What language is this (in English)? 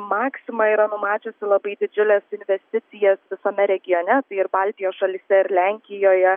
Lithuanian